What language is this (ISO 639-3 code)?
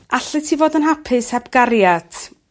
cym